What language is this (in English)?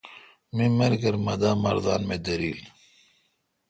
Kalkoti